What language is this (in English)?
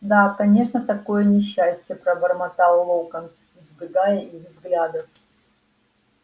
Russian